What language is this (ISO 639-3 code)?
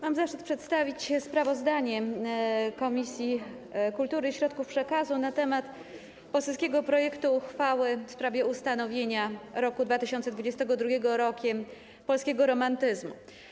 pol